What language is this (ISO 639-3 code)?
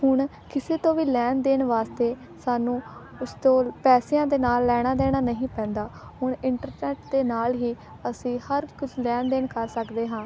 pan